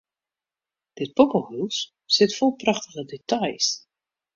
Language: Western Frisian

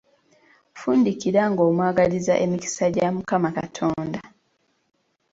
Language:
Ganda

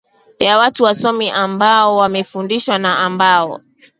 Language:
Swahili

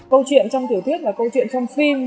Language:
Vietnamese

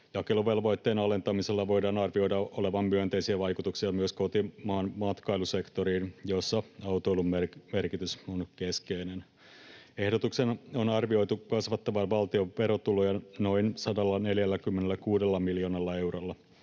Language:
Finnish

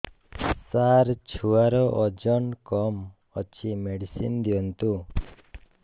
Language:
Odia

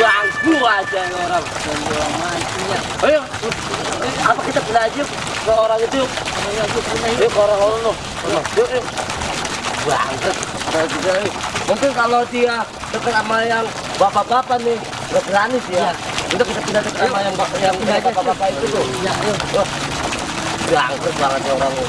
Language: Indonesian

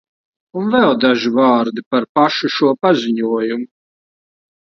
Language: Latvian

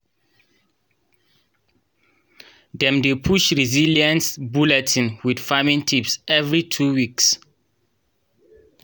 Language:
Nigerian Pidgin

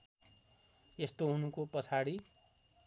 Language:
Nepali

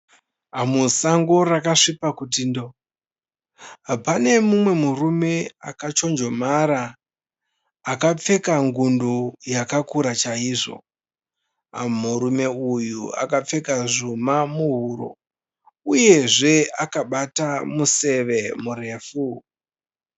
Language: Shona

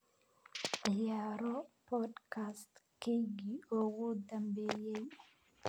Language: Somali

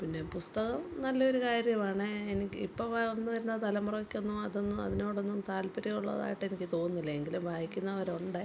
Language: Malayalam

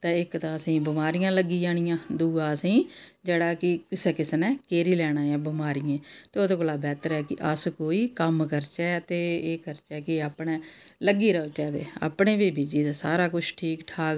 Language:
Dogri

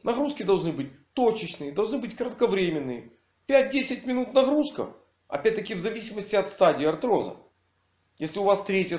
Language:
Russian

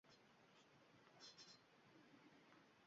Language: Uzbek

